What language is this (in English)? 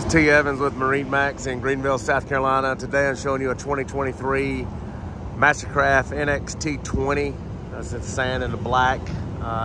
English